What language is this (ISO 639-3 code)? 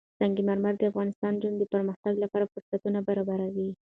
pus